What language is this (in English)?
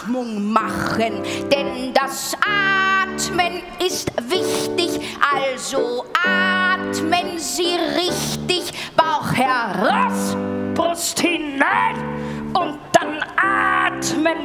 German